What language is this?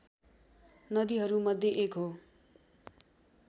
Nepali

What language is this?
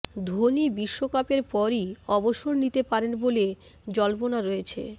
Bangla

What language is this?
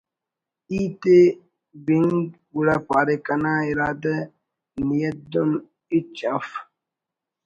Brahui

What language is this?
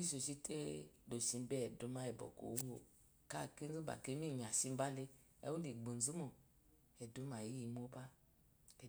Eloyi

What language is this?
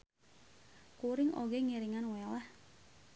Sundanese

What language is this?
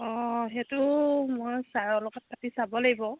Assamese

